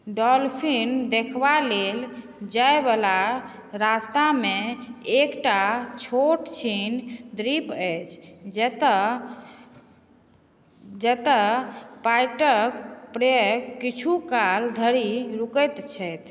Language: Maithili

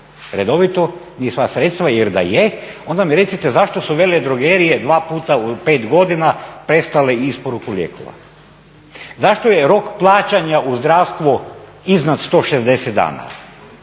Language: Croatian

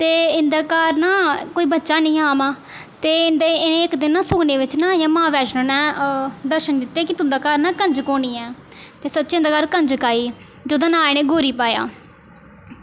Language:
Dogri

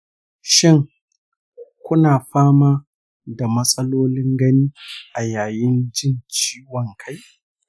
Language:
Hausa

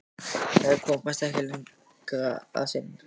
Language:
Icelandic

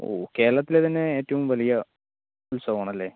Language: Malayalam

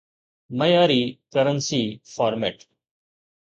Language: Sindhi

